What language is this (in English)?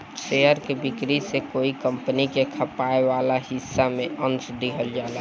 Bhojpuri